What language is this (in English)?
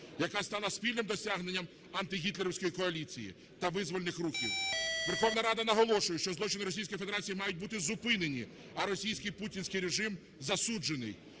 Ukrainian